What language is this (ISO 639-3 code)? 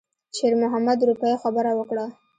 pus